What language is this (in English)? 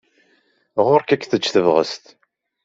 Kabyle